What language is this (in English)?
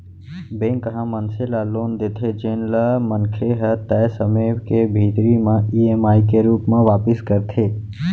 Chhattisgarhi